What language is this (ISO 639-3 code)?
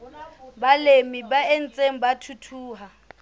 sot